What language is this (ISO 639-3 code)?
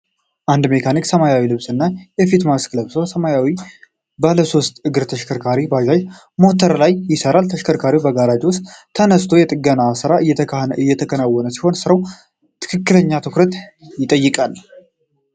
amh